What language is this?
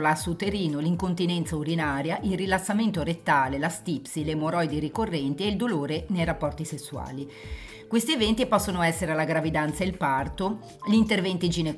Italian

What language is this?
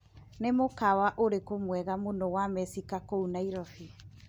Kikuyu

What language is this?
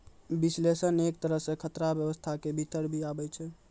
Maithili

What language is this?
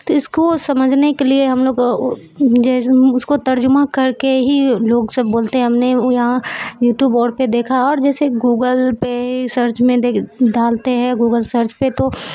Urdu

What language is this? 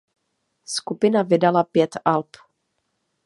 Czech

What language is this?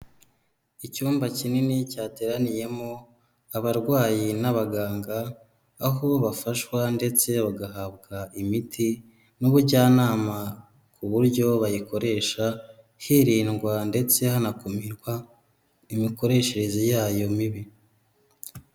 Kinyarwanda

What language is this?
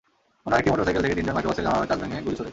Bangla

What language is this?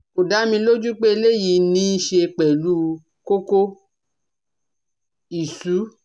Yoruba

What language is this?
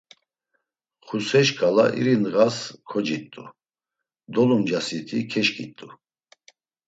Laz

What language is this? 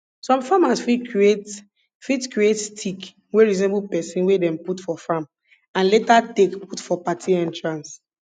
Nigerian Pidgin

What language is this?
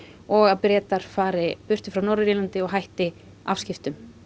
Icelandic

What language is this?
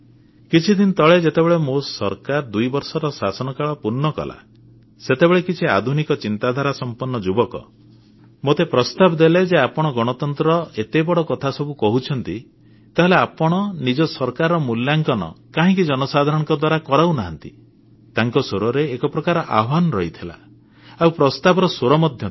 Odia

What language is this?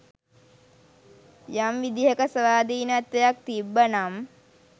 Sinhala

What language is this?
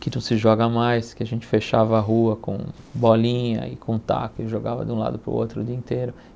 Portuguese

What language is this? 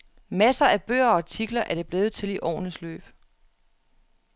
Danish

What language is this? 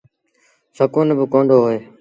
Sindhi Bhil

